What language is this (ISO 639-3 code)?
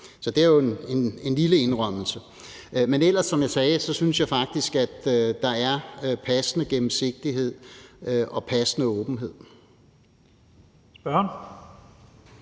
dan